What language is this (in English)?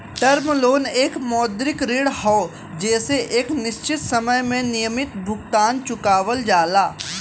Bhojpuri